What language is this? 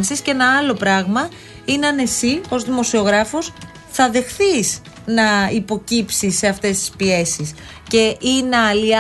Greek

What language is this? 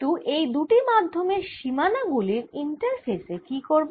Bangla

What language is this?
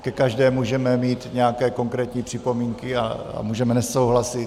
Czech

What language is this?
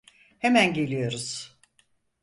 Turkish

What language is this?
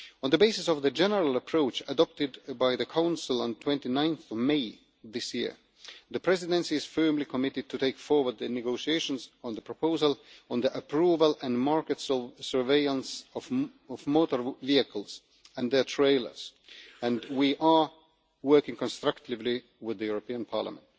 English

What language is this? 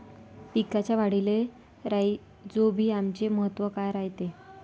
Marathi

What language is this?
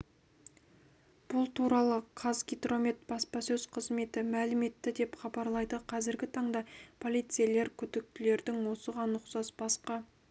Kazakh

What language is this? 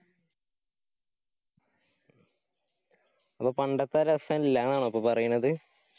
Malayalam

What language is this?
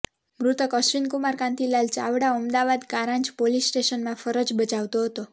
Gujarati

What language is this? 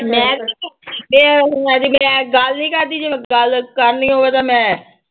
Punjabi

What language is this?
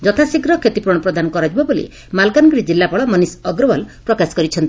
Odia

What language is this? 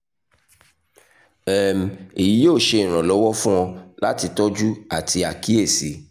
Yoruba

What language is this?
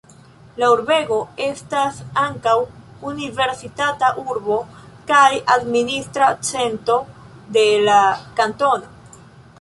Esperanto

